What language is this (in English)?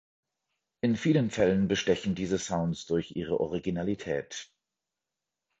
German